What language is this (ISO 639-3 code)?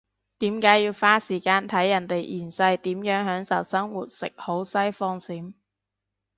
yue